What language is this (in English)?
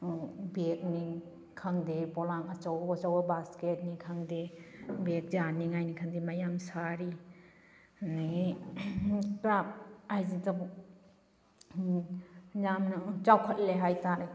Manipuri